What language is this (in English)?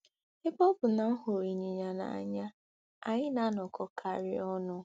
Igbo